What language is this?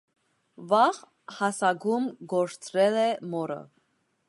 Armenian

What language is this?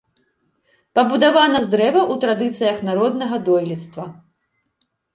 Belarusian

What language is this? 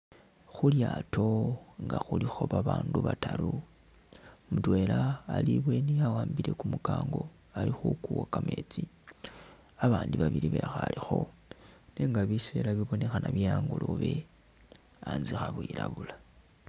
Masaaba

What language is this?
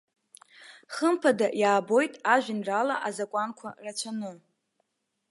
Abkhazian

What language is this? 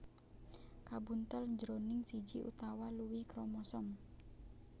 Javanese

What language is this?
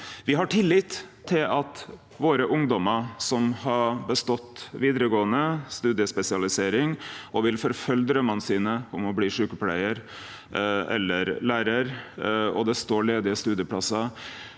Norwegian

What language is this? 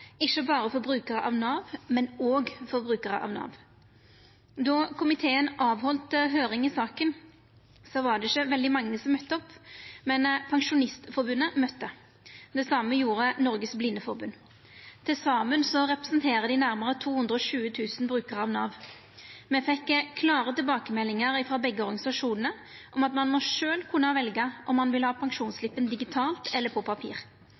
Norwegian Nynorsk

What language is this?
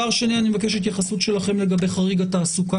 Hebrew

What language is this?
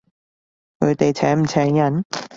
Cantonese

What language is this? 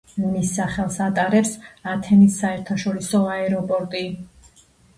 Georgian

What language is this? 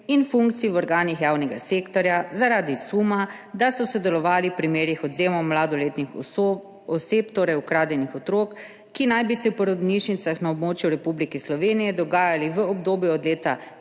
Slovenian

